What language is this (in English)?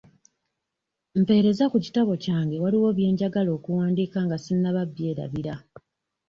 Ganda